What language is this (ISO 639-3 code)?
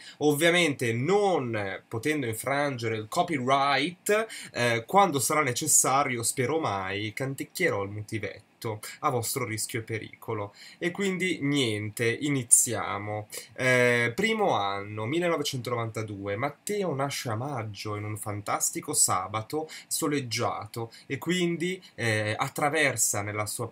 ita